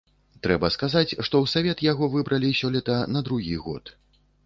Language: Belarusian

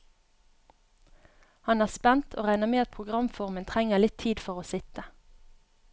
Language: Norwegian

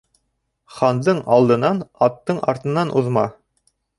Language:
Bashkir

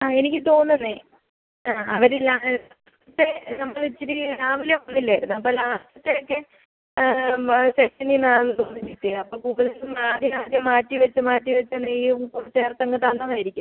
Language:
Malayalam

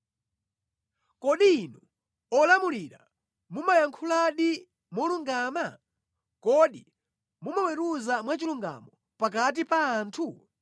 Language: Nyanja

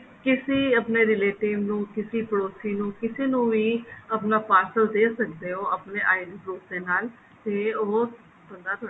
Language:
Punjabi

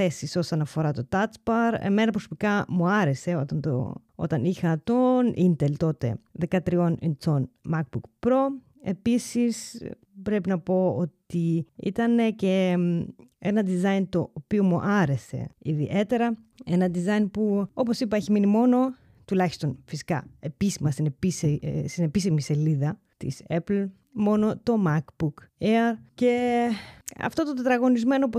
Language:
Greek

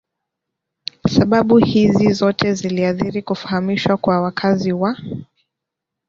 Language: Swahili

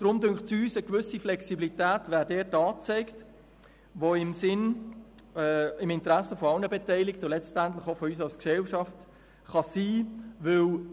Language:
Swiss German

